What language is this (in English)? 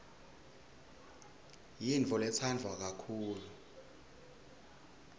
Swati